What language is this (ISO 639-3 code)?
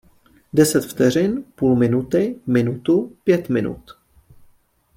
ces